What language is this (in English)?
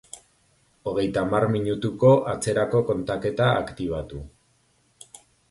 Basque